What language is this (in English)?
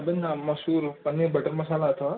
Sindhi